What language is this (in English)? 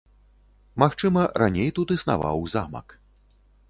Belarusian